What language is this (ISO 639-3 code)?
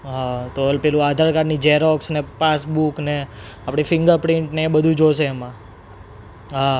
guj